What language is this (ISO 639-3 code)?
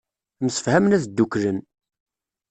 kab